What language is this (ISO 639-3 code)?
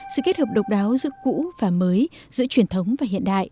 vie